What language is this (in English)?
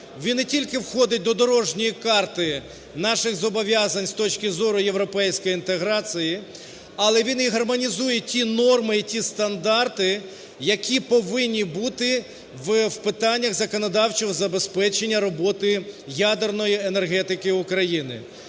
Ukrainian